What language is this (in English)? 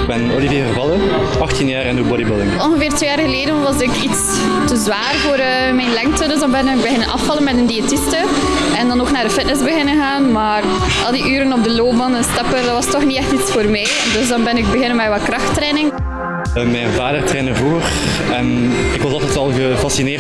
Dutch